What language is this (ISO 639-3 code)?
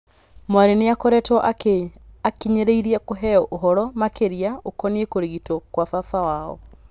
kik